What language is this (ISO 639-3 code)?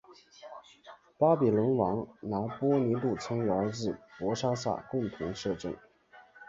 zho